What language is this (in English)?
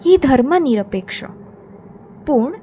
Konkani